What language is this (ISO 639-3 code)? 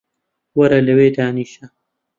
ckb